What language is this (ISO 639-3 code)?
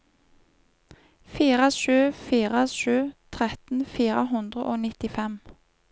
nor